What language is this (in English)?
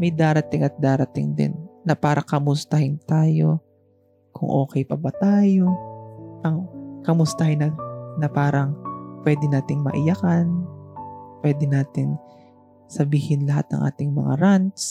Filipino